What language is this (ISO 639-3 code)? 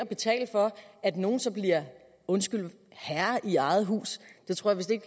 dan